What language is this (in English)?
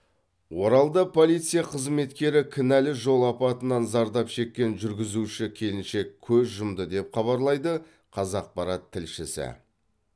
Kazakh